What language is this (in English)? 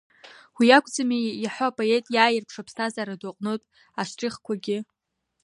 Abkhazian